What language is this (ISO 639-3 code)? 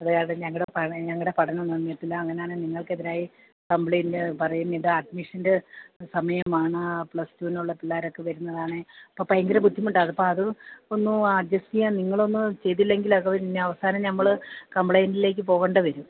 mal